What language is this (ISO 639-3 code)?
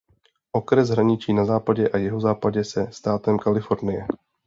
ces